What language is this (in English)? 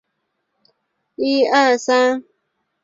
Chinese